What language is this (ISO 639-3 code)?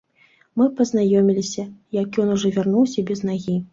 bel